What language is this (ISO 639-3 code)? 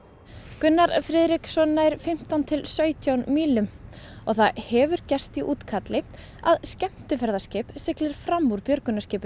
isl